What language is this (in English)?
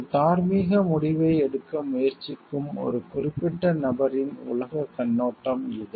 Tamil